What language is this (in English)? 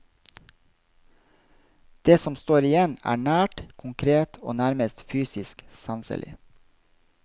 Norwegian